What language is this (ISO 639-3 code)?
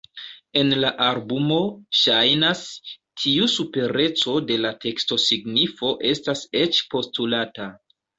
epo